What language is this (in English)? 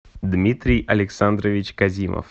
Russian